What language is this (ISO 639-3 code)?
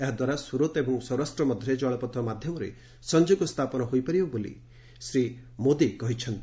ori